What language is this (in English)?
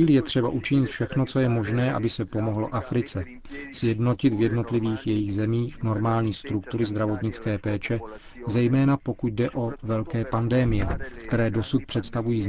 Czech